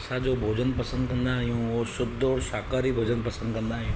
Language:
Sindhi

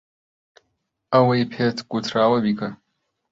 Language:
Central Kurdish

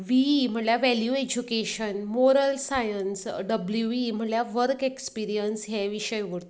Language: Konkani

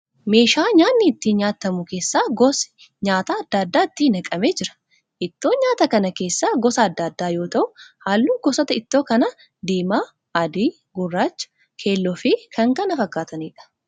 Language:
Oromo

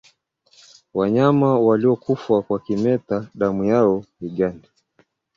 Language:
Swahili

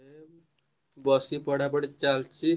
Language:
Odia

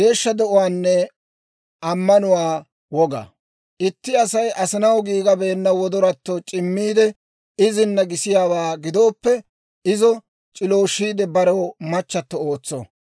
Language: Dawro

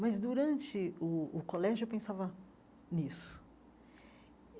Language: Portuguese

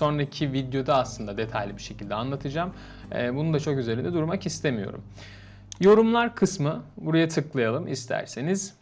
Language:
Turkish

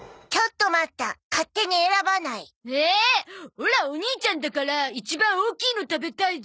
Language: Japanese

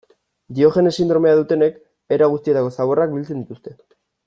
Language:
Basque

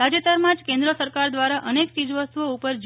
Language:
Gujarati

